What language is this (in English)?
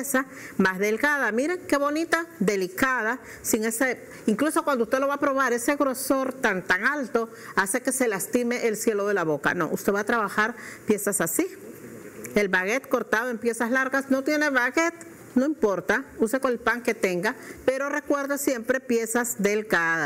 Spanish